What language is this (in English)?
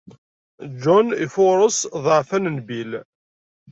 Kabyle